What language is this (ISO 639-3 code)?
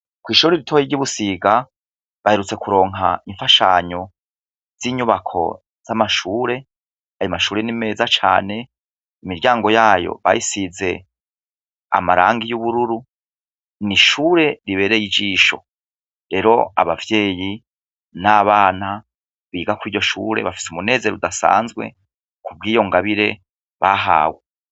run